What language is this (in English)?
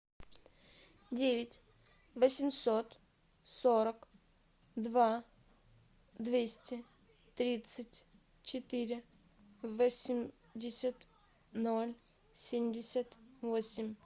Russian